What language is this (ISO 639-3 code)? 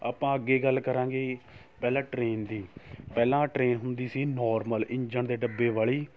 pan